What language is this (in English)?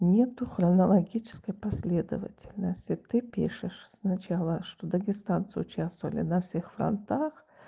Russian